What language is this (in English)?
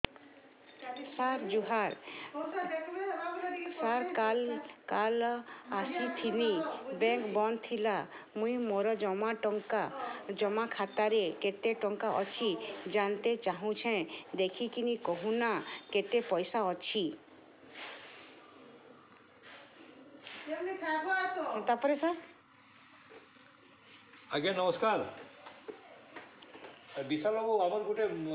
Odia